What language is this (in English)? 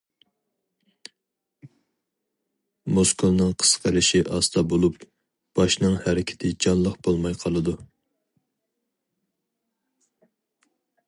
Uyghur